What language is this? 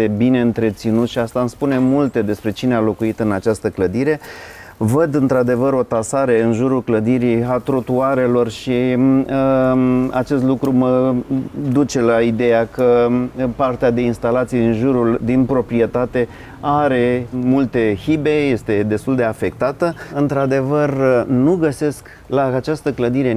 Romanian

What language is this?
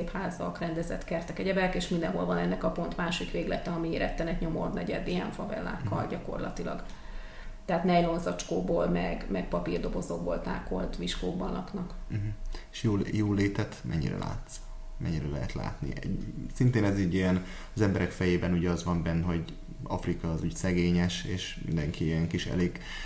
Hungarian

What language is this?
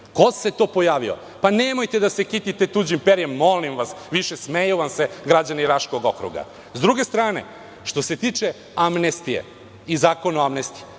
Serbian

